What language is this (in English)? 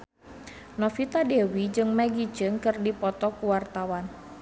Sundanese